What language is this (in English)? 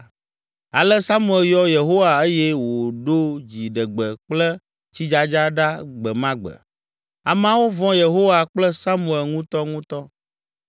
Ewe